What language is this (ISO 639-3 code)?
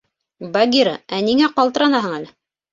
bak